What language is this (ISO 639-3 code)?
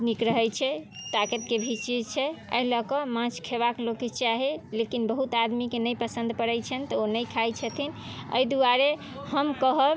mai